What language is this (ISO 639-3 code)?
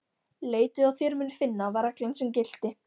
isl